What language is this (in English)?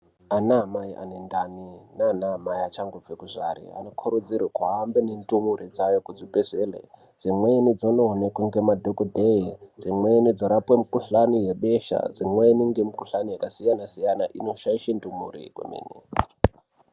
Ndau